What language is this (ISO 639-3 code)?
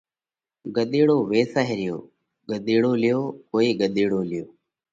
kvx